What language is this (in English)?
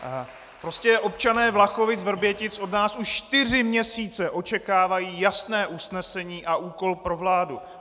Czech